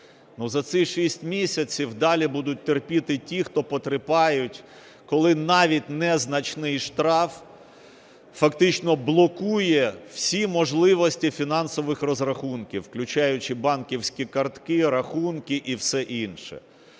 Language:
Ukrainian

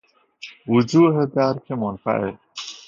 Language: Persian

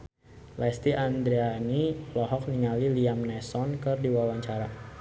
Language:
Sundanese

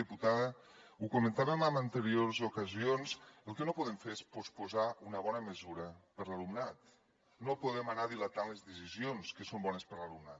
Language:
Catalan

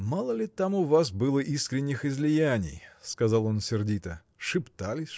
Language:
Russian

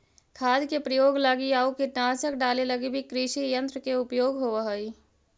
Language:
Magahi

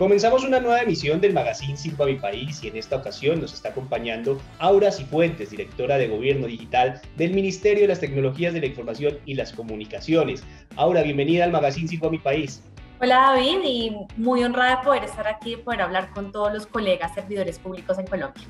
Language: Spanish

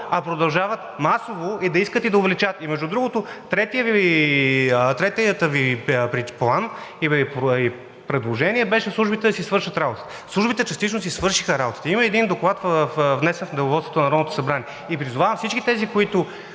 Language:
Bulgarian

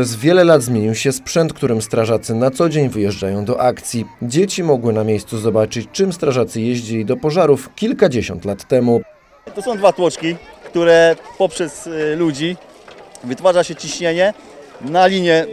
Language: Polish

